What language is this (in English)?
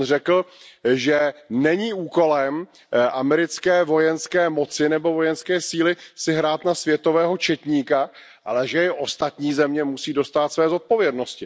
Czech